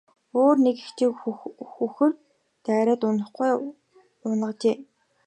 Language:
Mongolian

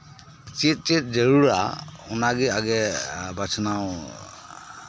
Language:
Santali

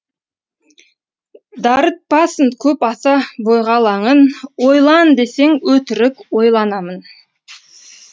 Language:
Kazakh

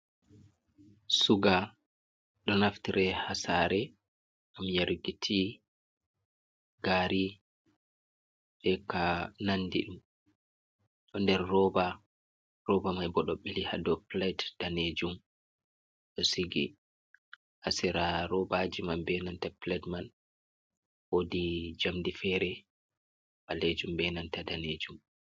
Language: Fula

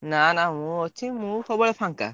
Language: Odia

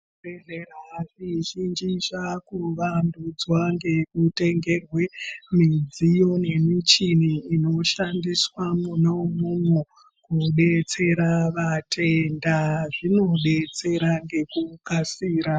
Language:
Ndau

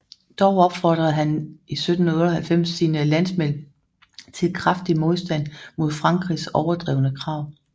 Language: Danish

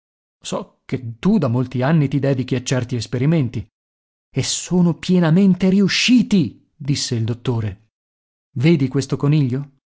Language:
Italian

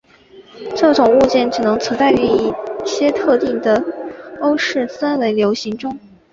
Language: Chinese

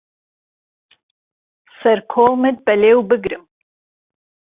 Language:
Central Kurdish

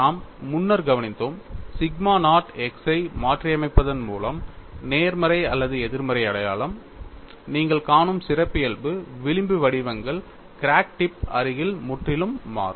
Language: Tamil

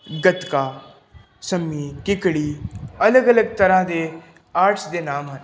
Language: Punjabi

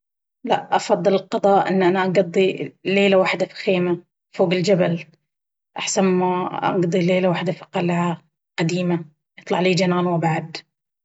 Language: Baharna Arabic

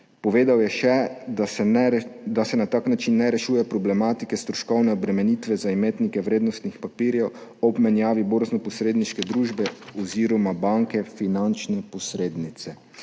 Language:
Slovenian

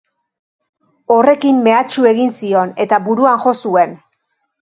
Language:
Basque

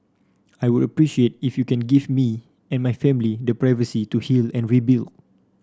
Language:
English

